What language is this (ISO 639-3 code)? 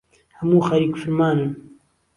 ckb